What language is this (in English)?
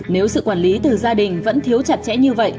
Vietnamese